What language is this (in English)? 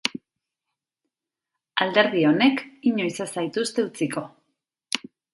Basque